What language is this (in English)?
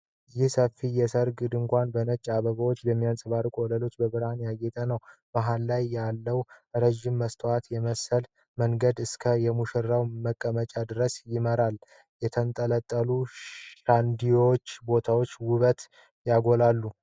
Amharic